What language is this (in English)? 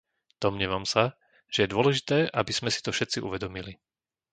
Slovak